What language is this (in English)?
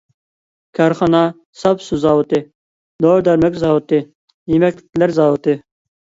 Uyghur